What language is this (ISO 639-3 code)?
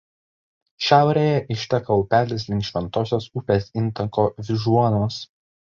lit